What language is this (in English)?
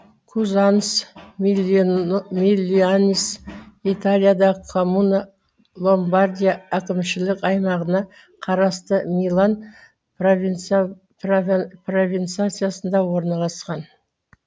Kazakh